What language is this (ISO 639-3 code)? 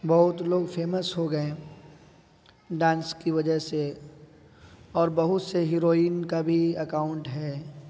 urd